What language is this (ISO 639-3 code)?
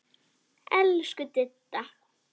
isl